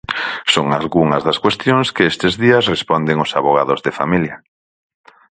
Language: Galician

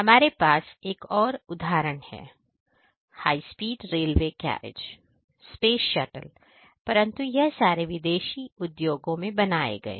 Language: Hindi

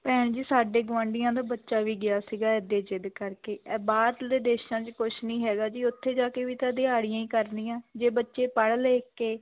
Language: Punjabi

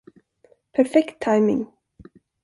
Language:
Swedish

